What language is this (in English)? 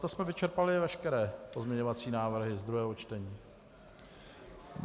Czech